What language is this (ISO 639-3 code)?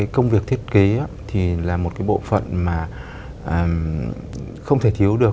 vie